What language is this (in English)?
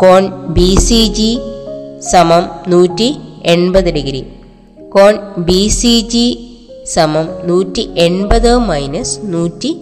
Malayalam